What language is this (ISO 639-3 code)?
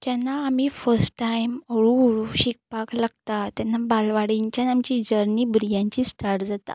kok